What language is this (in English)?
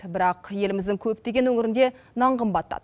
Kazakh